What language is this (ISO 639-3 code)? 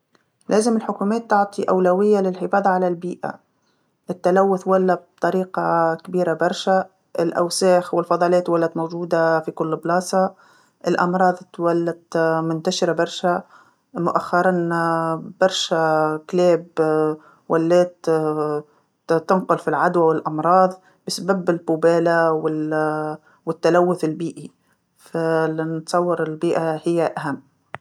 aeb